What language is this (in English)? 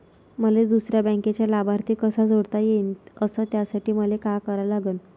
Marathi